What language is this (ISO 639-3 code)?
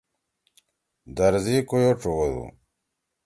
trw